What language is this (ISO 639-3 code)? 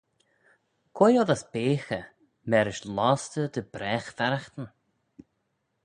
glv